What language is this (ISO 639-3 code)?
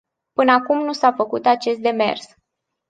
ron